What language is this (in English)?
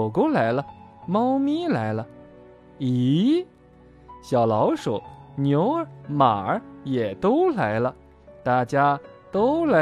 Chinese